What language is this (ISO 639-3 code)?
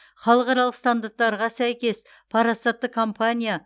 kaz